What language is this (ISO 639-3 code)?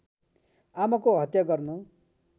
nep